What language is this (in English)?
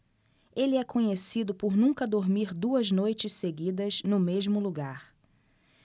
Portuguese